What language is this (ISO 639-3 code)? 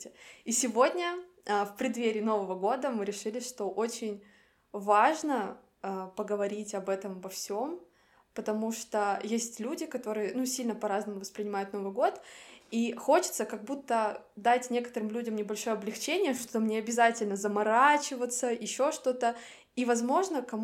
rus